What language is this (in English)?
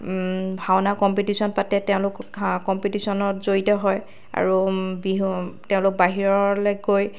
Assamese